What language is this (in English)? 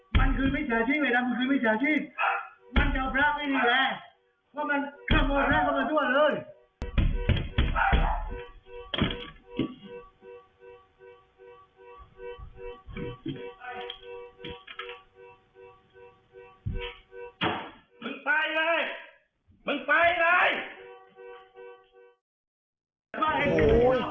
Thai